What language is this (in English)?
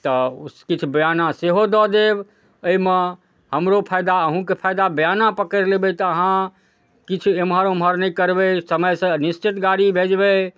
Maithili